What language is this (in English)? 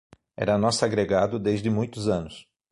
Portuguese